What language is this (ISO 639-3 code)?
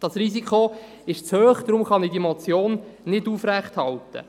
gsw